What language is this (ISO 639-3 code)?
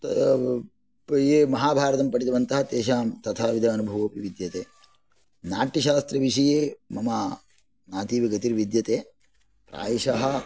san